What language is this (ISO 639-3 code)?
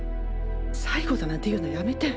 jpn